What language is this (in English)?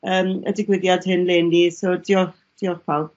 Welsh